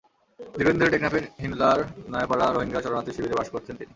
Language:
Bangla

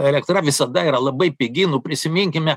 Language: Lithuanian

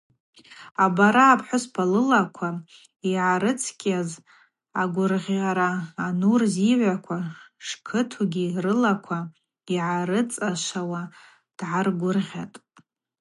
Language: Abaza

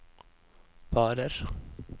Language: Norwegian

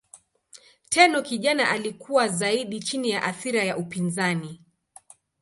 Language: Swahili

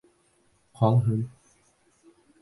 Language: Bashkir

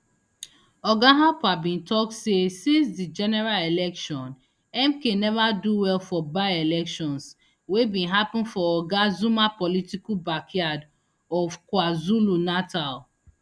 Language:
Nigerian Pidgin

